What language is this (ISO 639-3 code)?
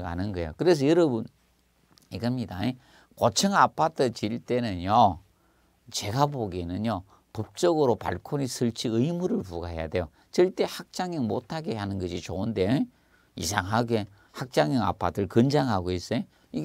kor